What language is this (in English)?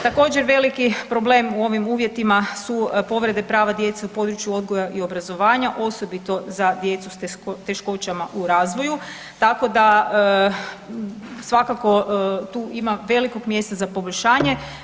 Croatian